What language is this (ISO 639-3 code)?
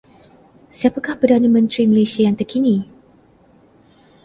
msa